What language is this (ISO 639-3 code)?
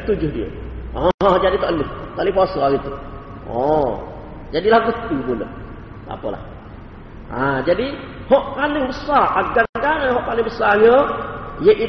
msa